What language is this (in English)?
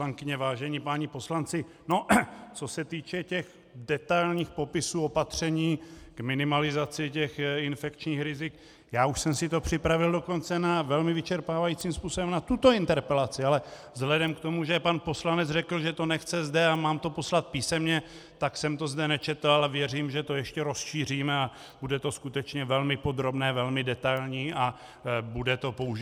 Czech